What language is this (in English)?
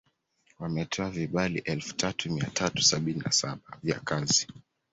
Swahili